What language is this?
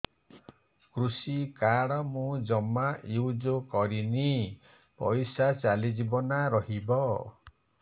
Odia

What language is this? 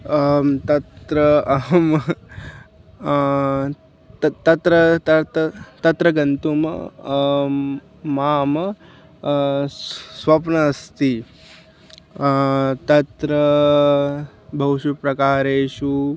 Sanskrit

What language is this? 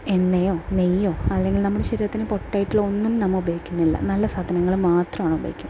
Malayalam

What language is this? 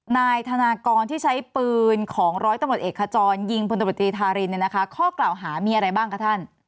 Thai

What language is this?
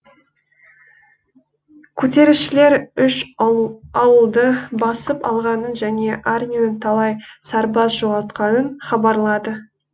Kazakh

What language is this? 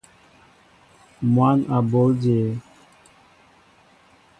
Mbo (Cameroon)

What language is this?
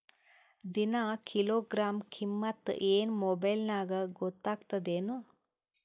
Kannada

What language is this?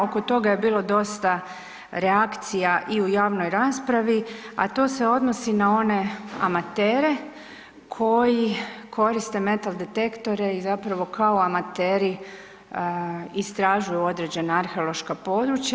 Croatian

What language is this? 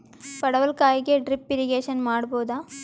Kannada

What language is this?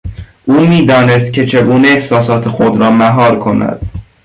Persian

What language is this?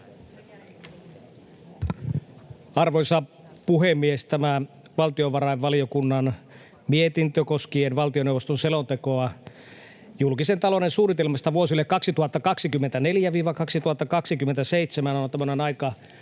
Finnish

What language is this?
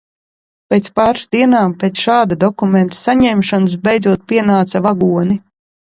Latvian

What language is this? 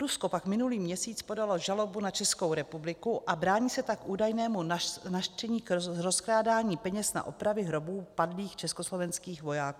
Czech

